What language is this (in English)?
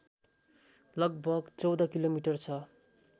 Nepali